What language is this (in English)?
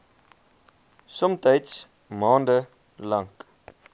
Afrikaans